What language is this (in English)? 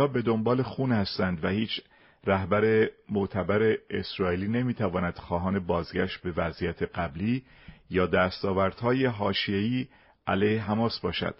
Persian